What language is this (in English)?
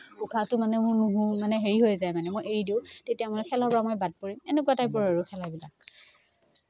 Assamese